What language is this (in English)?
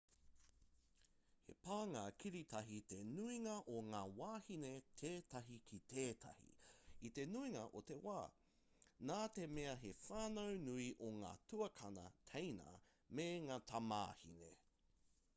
Māori